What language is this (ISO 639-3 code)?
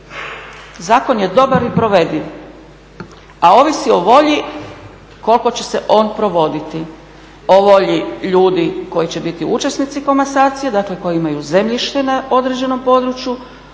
hrv